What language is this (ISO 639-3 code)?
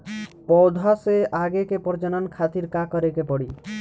bho